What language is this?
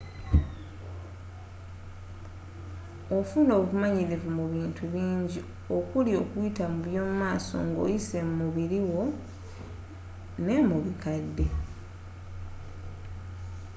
Ganda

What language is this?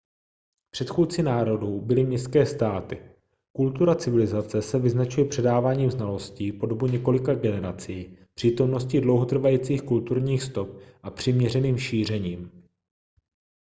Czech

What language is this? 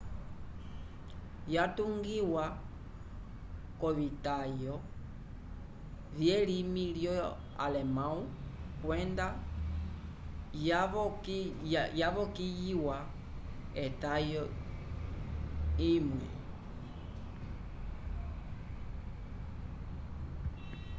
Umbundu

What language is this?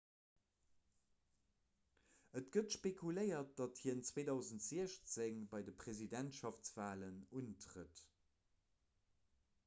Luxembourgish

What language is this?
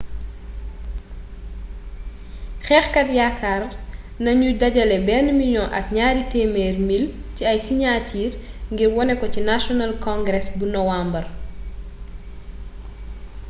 Wolof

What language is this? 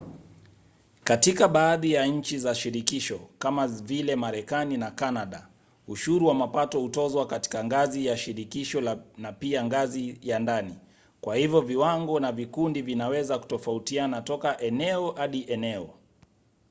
Swahili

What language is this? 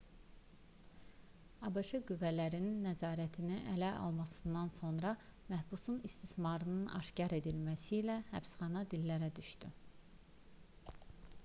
Azerbaijani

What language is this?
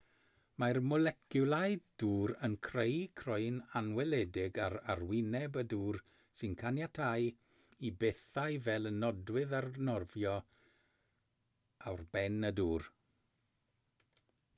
Welsh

